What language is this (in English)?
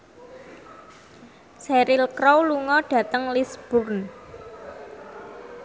Javanese